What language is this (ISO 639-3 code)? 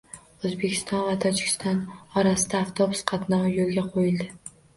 uzb